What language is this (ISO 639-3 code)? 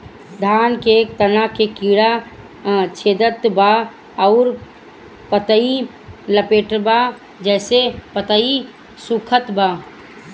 bho